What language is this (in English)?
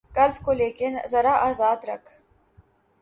Urdu